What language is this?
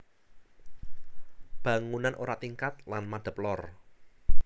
Javanese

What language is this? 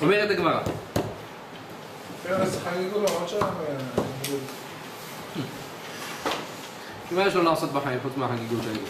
Hebrew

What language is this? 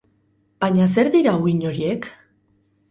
Basque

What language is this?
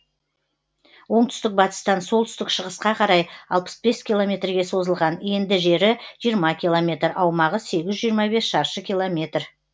Kazakh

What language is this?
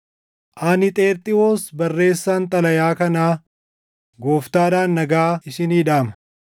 Oromo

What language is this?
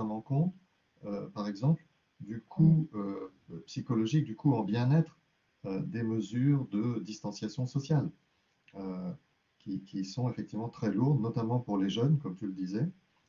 French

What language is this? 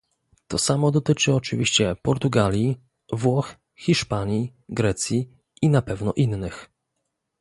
Polish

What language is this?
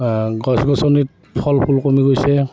Assamese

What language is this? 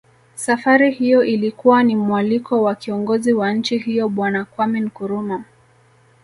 Swahili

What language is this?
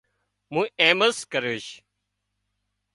Wadiyara Koli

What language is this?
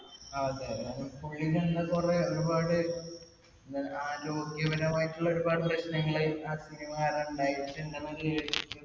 Malayalam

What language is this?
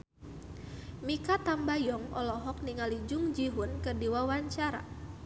Sundanese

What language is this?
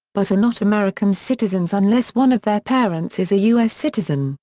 English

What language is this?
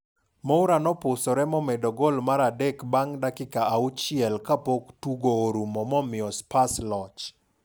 Luo (Kenya and Tanzania)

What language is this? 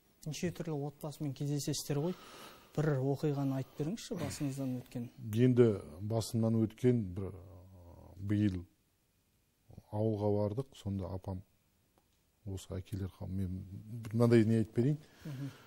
Turkish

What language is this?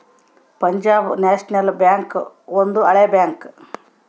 Kannada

